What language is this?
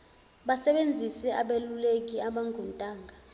Zulu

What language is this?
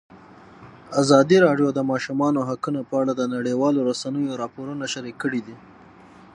Pashto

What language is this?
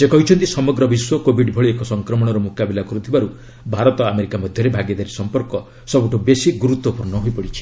Odia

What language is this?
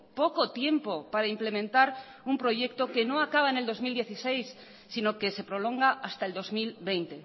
Spanish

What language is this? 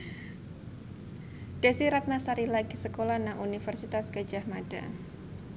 Javanese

